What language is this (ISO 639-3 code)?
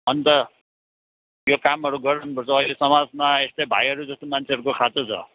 nep